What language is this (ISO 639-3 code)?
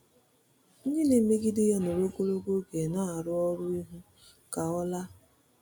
ibo